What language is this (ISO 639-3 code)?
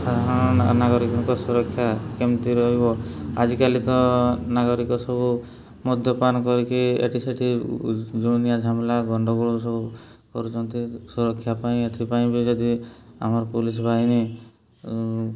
ori